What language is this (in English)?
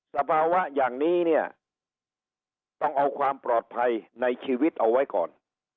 Thai